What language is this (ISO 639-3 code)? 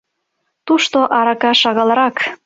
chm